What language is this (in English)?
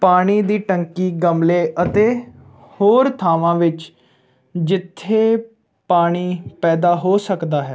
Punjabi